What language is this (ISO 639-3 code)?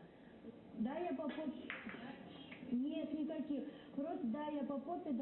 rus